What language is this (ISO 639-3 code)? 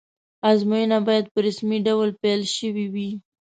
pus